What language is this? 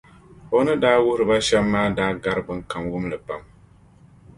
Dagbani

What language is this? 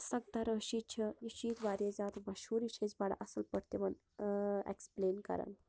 Kashmiri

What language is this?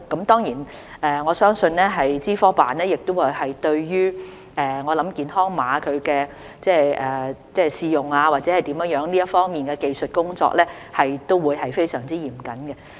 Cantonese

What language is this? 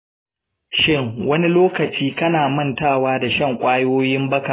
Hausa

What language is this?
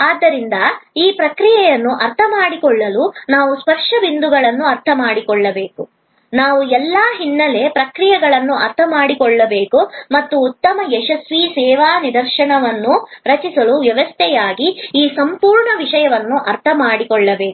Kannada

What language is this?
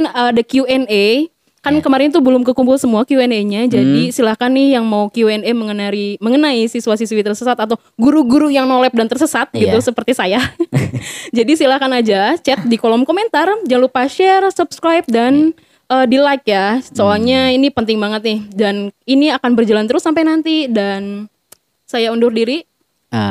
Indonesian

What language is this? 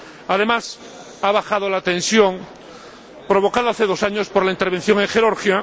Spanish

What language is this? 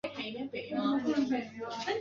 Chinese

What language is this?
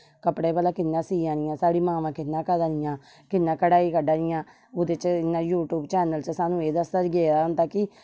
Dogri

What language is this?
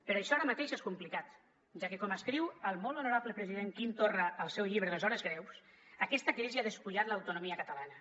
Catalan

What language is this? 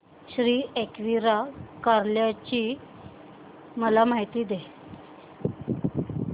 Marathi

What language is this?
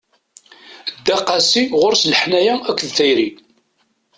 Kabyle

